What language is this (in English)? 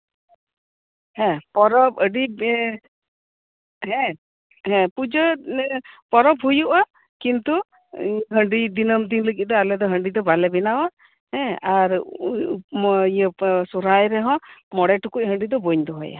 Santali